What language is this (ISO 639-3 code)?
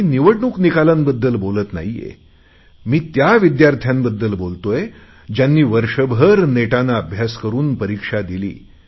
mar